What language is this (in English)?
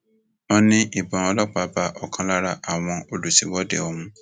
Yoruba